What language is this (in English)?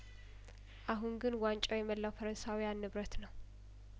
Amharic